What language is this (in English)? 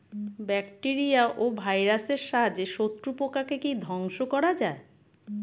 Bangla